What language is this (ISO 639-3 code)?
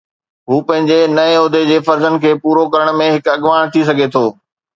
snd